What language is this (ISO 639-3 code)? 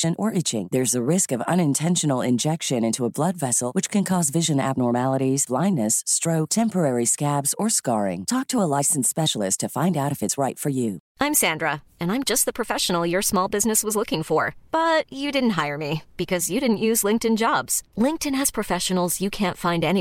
fil